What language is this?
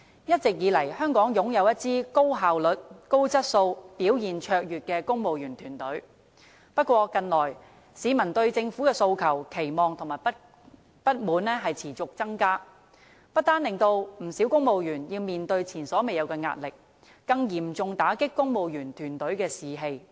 Cantonese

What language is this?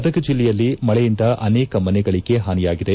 Kannada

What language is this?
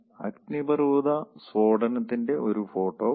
Malayalam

